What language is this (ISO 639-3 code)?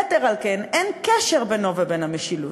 heb